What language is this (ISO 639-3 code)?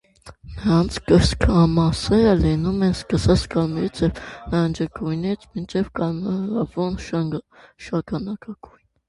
hye